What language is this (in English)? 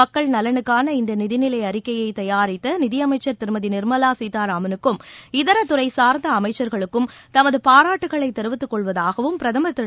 Tamil